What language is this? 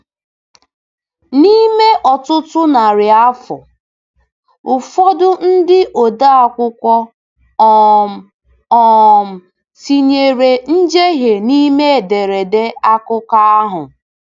Igbo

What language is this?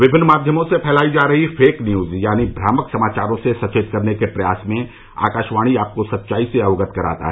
Hindi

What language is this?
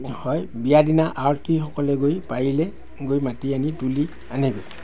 Assamese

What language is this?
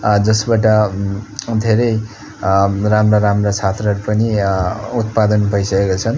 Nepali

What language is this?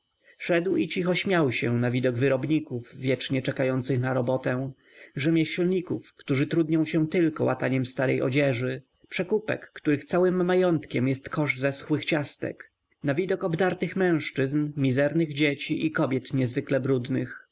Polish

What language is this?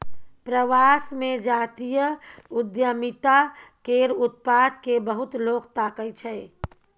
Maithili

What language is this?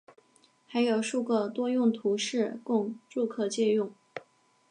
Chinese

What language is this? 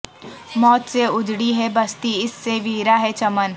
Urdu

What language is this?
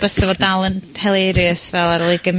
Welsh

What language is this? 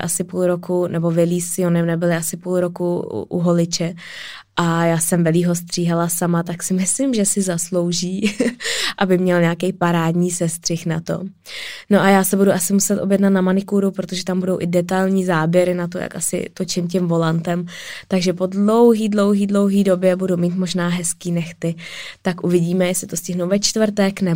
Czech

